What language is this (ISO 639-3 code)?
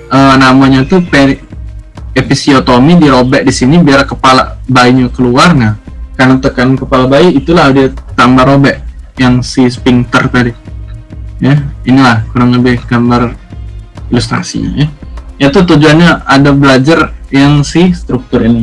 ind